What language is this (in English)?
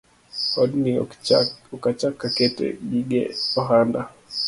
Luo (Kenya and Tanzania)